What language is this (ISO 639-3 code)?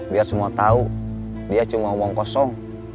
ind